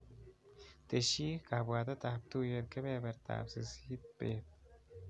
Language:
Kalenjin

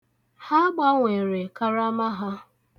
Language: Igbo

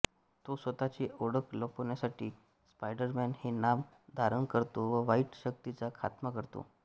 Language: Marathi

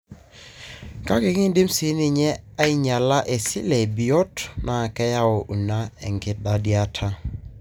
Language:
Masai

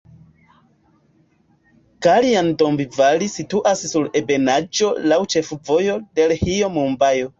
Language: Esperanto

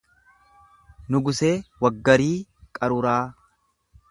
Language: Oromo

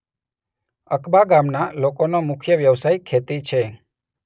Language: Gujarati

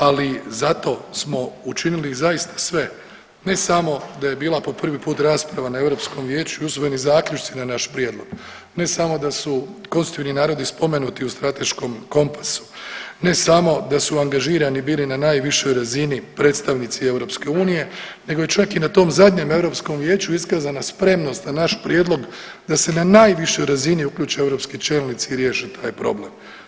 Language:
Croatian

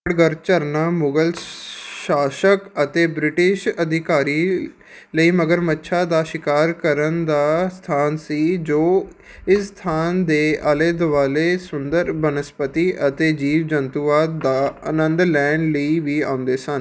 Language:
Punjabi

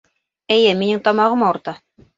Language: Bashkir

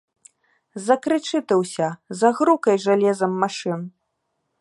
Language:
Belarusian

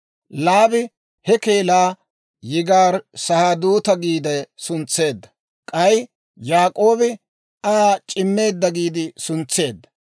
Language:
Dawro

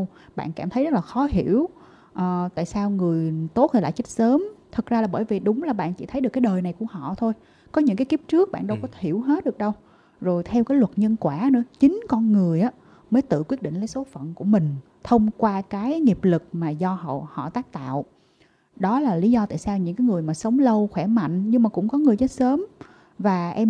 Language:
Vietnamese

